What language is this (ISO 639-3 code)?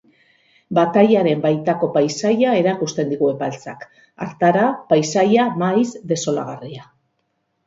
eus